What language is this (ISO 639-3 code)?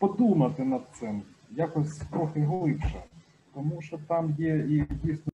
ukr